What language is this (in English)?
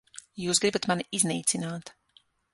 Latvian